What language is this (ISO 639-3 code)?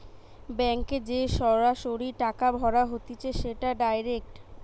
ben